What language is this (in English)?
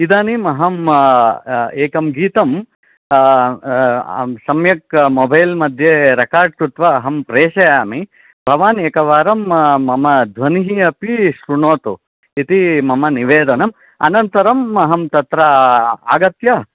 Sanskrit